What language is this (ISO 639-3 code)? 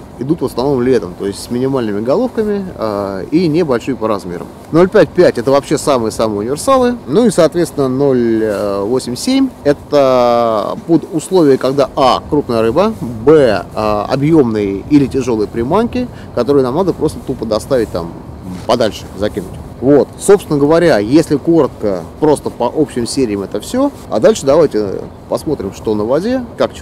rus